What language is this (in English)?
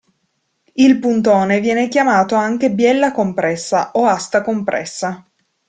Italian